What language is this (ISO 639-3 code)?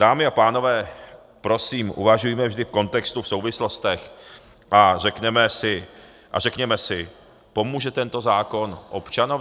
ces